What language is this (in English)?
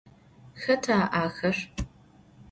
Adyghe